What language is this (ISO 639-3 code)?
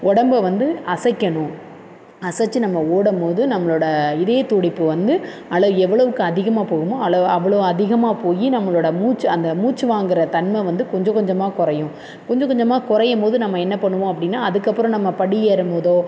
tam